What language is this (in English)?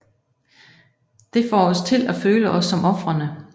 Danish